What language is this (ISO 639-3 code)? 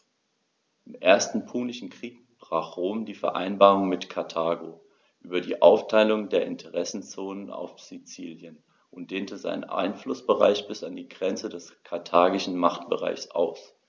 deu